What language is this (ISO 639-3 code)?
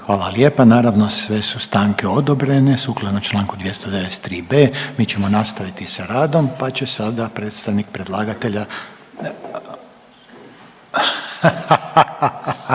hrv